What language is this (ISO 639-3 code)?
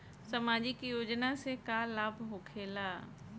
bho